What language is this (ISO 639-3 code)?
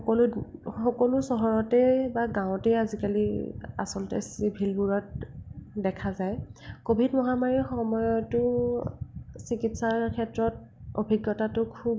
asm